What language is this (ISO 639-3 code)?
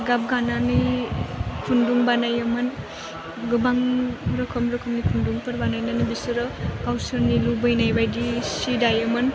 brx